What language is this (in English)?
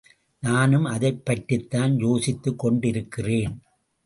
Tamil